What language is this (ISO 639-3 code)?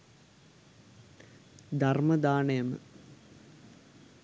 sin